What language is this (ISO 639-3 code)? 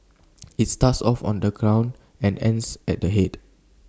eng